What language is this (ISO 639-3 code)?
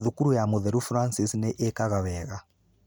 kik